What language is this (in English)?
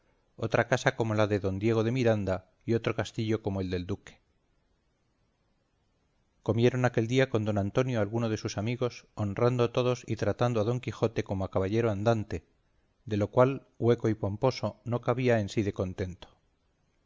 Spanish